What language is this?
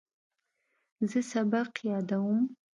Pashto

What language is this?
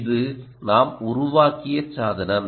Tamil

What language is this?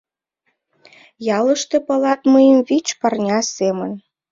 Mari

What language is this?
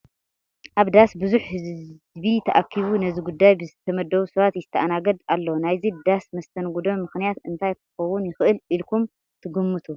Tigrinya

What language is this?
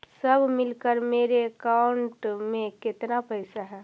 Magahi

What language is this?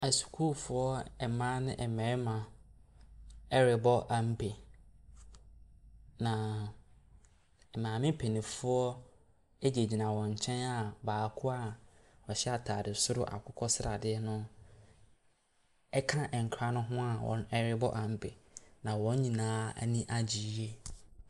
Akan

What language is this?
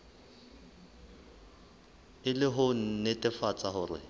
Southern Sotho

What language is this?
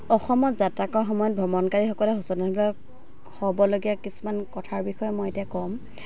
Assamese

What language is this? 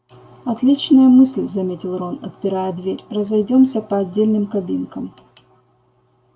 Russian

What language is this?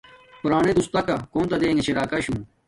Domaaki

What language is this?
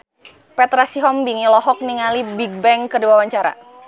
Sundanese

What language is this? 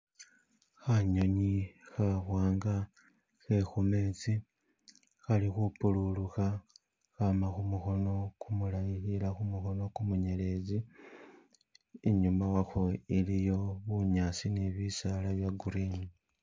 Masaaba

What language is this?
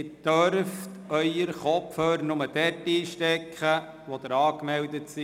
Swiss German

